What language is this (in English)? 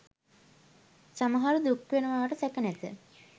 Sinhala